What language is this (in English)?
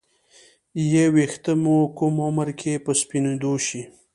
Pashto